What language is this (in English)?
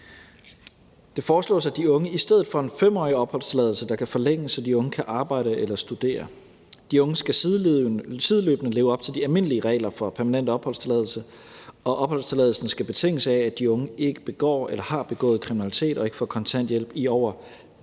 Danish